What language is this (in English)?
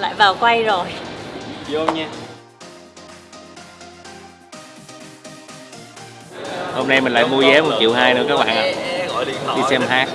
Vietnamese